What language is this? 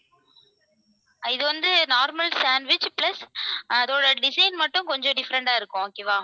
Tamil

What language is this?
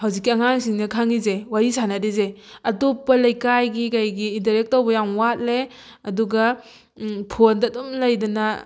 Manipuri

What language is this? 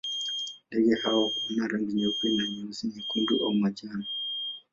Swahili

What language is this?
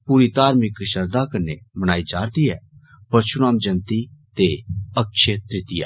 Dogri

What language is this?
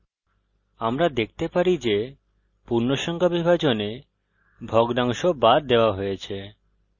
Bangla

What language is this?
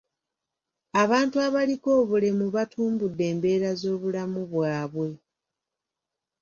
Ganda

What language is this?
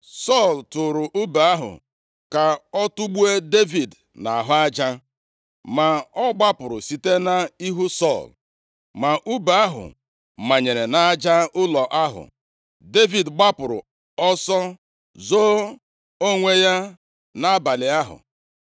Igbo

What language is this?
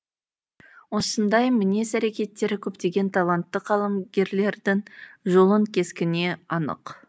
Kazakh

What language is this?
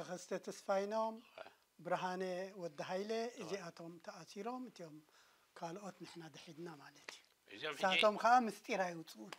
Arabic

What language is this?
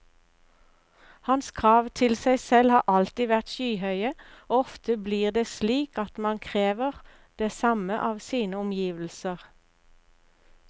Norwegian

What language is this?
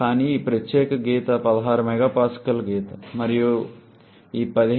Telugu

